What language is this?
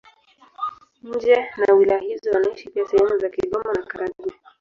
Swahili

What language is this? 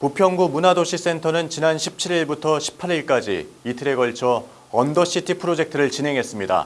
Korean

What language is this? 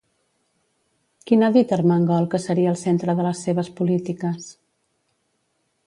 Catalan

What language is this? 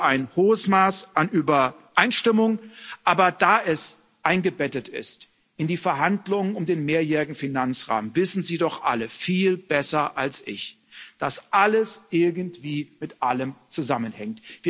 German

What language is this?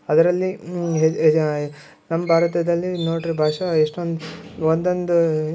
Kannada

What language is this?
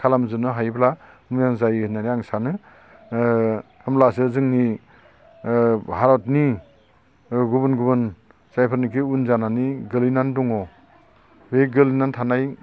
Bodo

